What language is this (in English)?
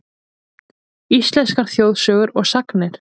Icelandic